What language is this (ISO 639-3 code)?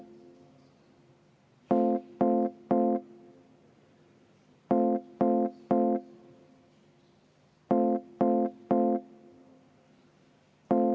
est